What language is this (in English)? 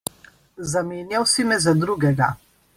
Slovenian